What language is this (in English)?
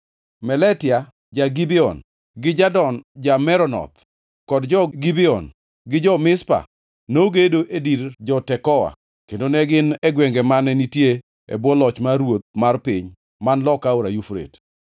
Luo (Kenya and Tanzania)